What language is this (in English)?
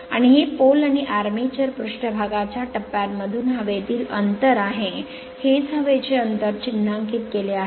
Marathi